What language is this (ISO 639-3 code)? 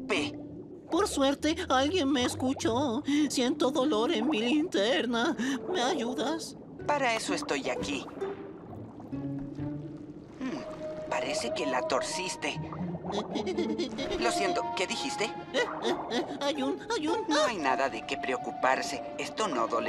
spa